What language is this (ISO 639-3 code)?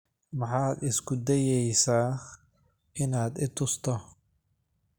som